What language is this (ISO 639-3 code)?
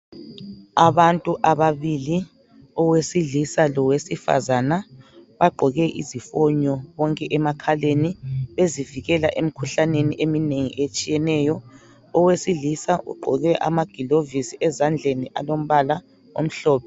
nde